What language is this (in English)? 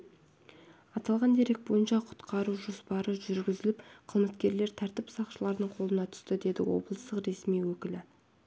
Kazakh